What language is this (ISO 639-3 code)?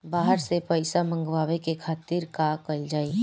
bho